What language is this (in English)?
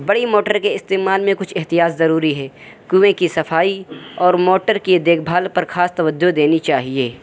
Urdu